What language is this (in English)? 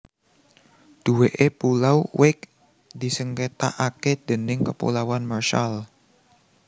Javanese